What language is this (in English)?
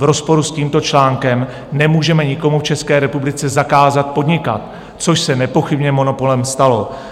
Czech